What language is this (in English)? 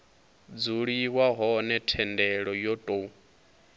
Venda